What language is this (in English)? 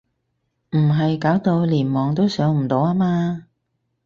Cantonese